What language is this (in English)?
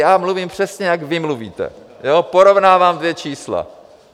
Czech